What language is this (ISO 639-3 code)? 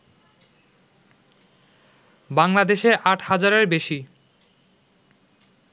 ben